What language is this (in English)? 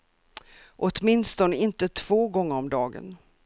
Swedish